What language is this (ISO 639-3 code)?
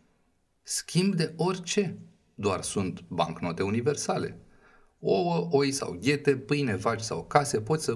ron